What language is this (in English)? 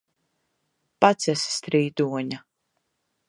Latvian